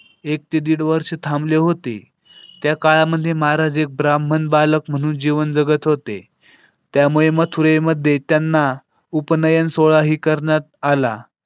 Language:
Marathi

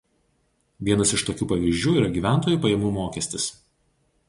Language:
Lithuanian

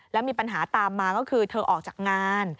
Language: Thai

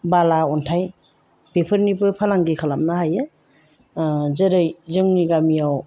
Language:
Bodo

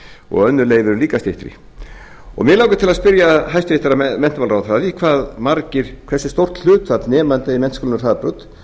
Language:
Icelandic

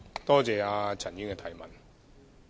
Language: Cantonese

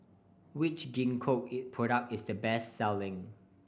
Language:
English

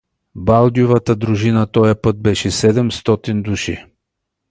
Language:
Bulgarian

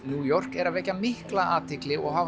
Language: Icelandic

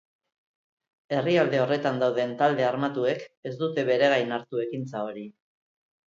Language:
Basque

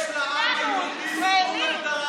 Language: Hebrew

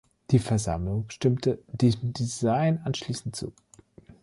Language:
German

